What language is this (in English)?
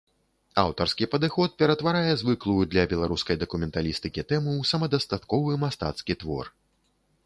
Belarusian